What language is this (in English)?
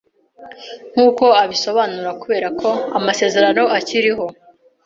Kinyarwanda